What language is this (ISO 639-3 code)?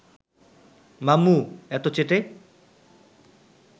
ben